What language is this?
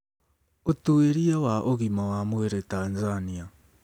Kikuyu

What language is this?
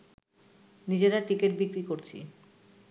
Bangla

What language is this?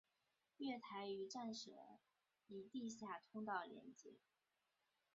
Chinese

